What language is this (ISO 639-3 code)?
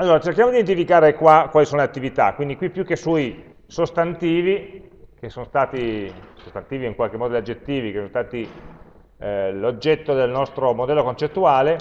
ita